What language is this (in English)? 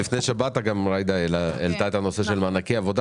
Hebrew